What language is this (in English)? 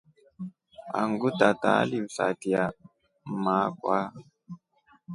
Rombo